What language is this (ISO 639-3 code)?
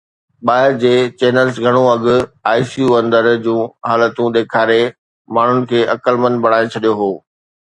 snd